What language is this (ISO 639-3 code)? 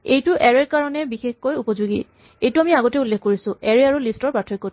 asm